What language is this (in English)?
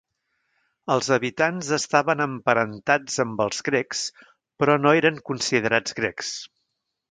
Catalan